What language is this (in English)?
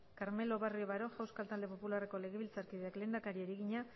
Basque